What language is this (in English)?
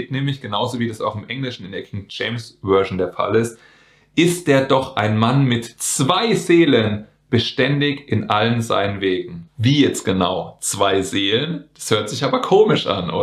German